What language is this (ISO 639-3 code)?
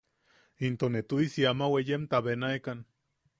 yaq